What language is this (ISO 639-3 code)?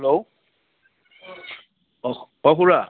asm